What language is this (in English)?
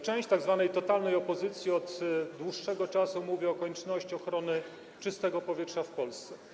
Polish